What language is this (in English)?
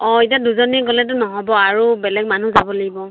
Assamese